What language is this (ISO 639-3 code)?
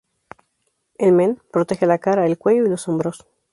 spa